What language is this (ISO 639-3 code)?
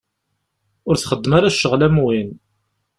kab